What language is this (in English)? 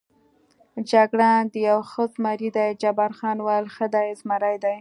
Pashto